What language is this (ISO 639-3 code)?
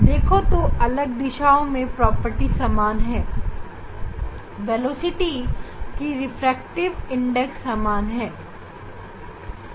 hin